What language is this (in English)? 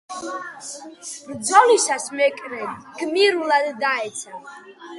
Georgian